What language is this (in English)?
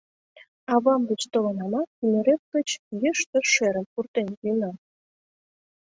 Mari